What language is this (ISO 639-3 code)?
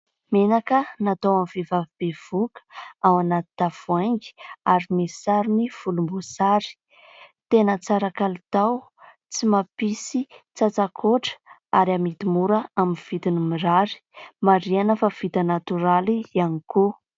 mlg